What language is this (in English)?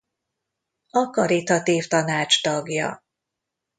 Hungarian